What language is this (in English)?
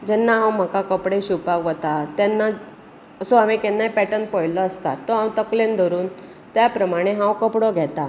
Konkani